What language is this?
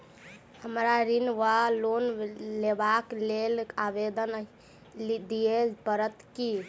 Maithili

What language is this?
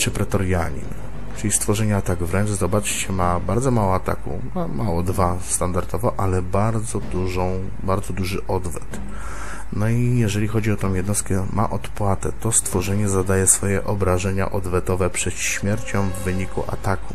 Polish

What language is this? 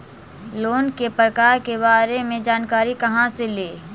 Magahi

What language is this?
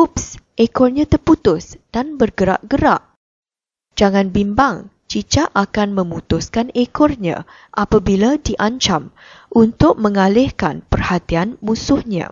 Malay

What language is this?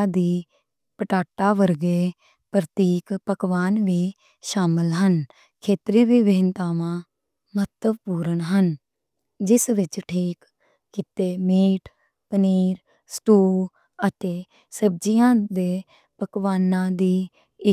Western Panjabi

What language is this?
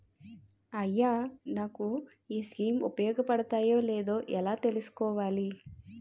Telugu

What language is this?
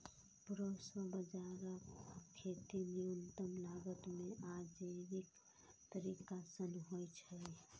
Maithili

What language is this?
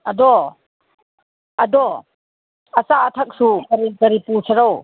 Manipuri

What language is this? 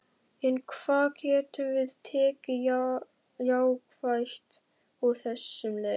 Icelandic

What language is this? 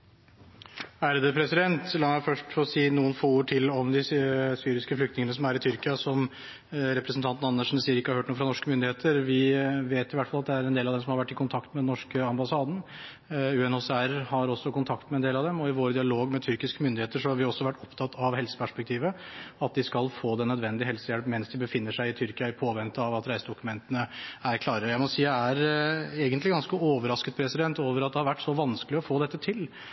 Norwegian Bokmål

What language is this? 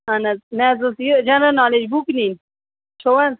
Kashmiri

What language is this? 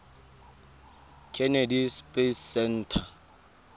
Tswana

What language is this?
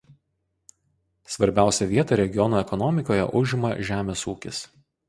Lithuanian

